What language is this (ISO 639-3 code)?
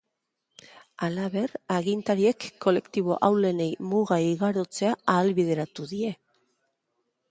eus